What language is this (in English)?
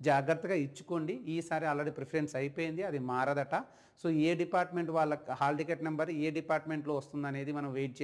Telugu